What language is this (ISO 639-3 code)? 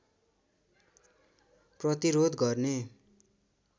nep